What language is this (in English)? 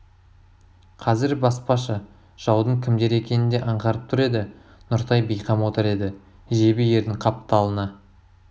Kazakh